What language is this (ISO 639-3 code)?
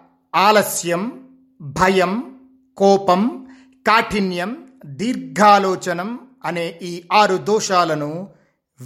tel